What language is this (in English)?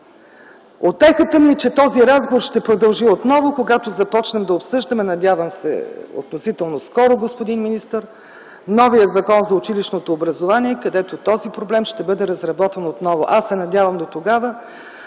Bulgarian